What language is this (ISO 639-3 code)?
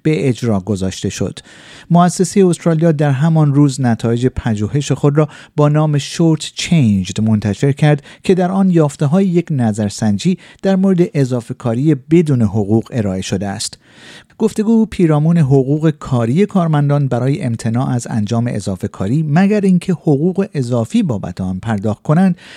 fas